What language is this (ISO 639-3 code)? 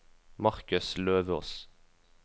nor